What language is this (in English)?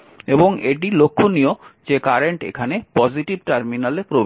Bangla